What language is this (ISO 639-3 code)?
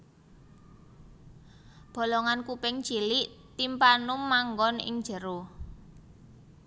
jav